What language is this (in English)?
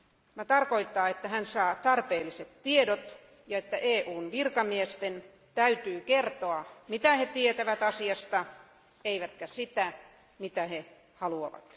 Finnish